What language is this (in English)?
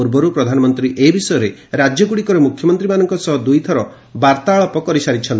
Odia